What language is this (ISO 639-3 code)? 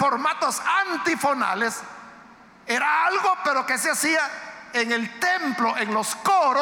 spa